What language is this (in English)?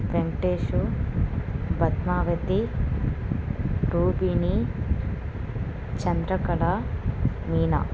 Telugu